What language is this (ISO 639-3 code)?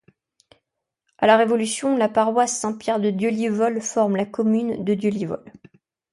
fra